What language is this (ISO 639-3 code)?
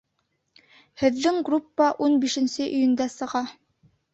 bak